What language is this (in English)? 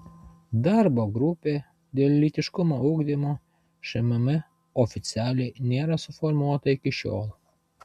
Lithuanian